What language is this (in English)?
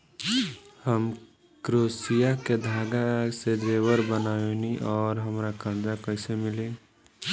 Bhojpuri